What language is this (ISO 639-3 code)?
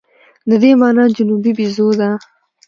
pus